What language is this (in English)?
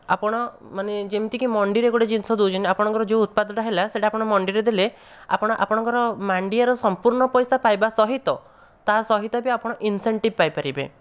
Odia